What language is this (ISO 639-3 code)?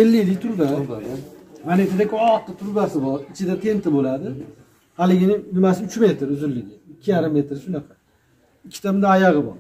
tur